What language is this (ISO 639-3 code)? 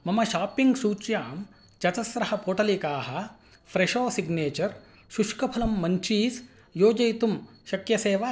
san